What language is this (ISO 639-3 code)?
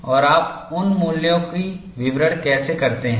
hin